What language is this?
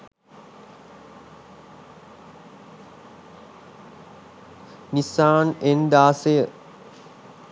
Sinhala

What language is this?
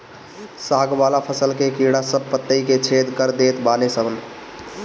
Bhojpuri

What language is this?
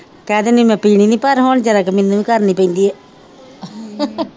Punjabi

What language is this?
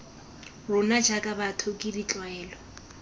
Tswana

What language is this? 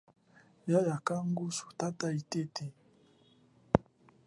Chokwe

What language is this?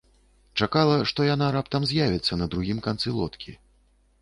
Belarusian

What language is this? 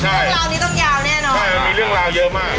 Thai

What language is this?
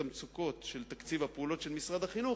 Hebrew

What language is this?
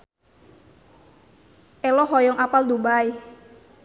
Sundanese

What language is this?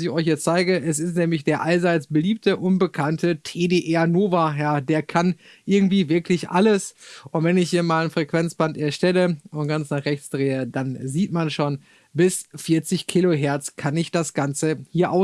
German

